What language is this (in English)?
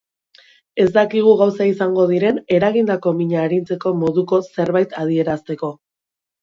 Basque